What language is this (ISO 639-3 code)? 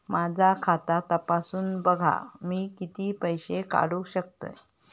mar